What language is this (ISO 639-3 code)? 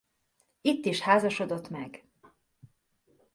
hun